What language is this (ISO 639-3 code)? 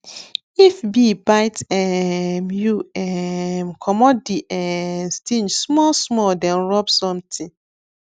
pcm